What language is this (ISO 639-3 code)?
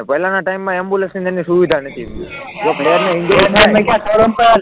guj